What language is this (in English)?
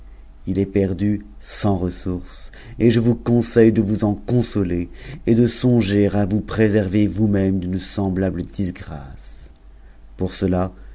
French